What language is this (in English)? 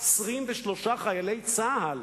Hebrew